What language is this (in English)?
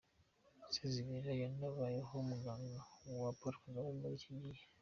Kinyarwanda